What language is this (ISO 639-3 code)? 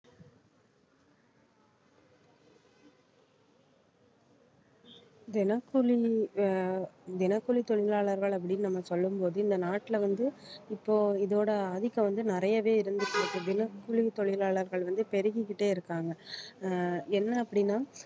tam